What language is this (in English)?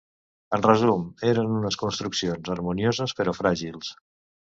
Catalan